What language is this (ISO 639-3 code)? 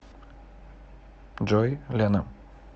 rus